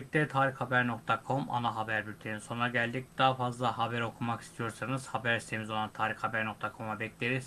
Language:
Turkish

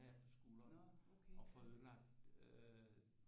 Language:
Danish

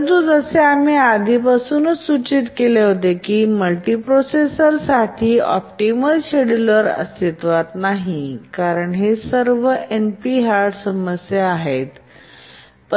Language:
Marathi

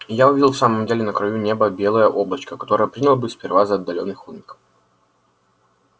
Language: Russian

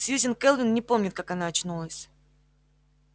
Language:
Russian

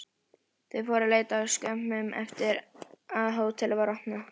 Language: Icelandic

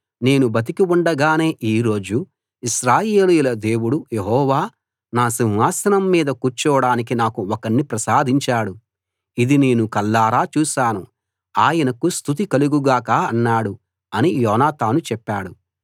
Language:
Telugu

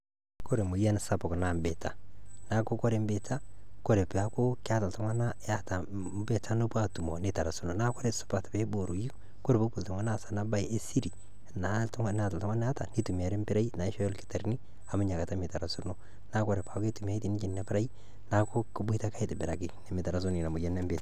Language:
Masai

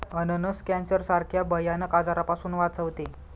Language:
Marathi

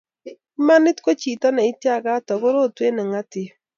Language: Kalenjin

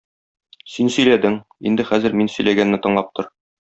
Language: Tatar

